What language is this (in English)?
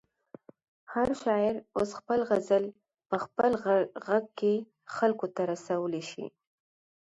Pashto